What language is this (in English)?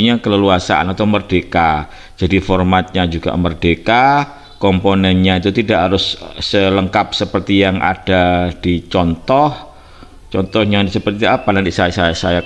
Indonesian